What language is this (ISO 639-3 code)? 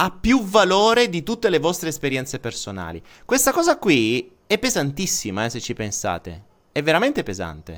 ita